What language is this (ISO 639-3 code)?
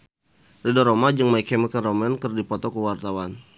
sun